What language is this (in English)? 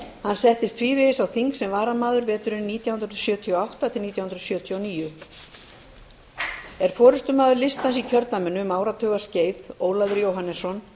Icelandic